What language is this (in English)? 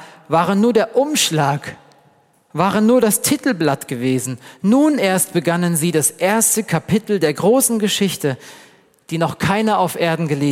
German